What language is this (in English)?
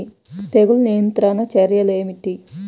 Telugu